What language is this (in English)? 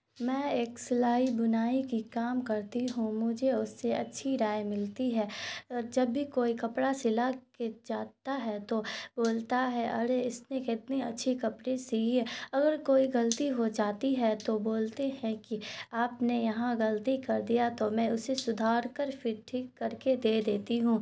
Urdu